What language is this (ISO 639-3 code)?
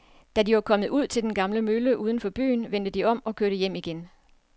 dan